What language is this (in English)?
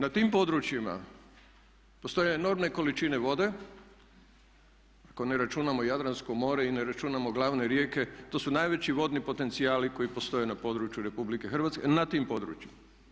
Croatian